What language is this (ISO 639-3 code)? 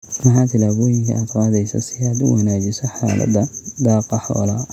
som